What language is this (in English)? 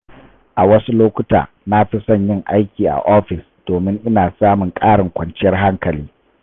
Hausa